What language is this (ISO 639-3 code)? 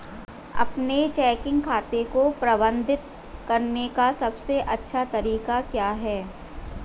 hin